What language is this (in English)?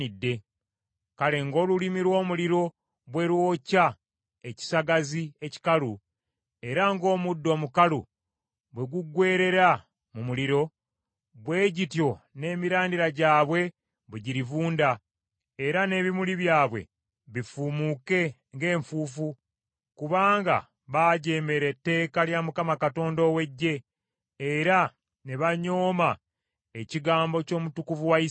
Ganda